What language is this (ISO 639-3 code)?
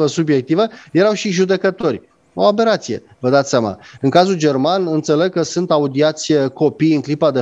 ron